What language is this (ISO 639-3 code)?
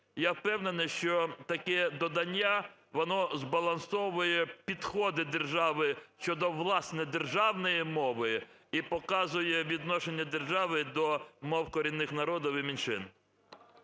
ukr